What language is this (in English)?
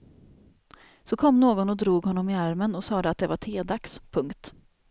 Swedish